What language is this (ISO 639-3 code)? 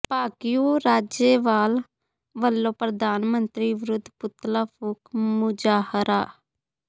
pan